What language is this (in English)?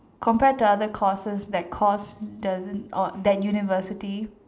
English